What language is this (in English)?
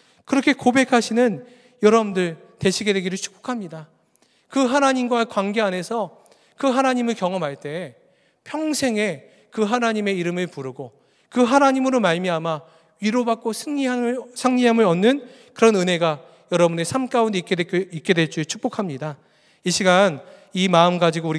Korean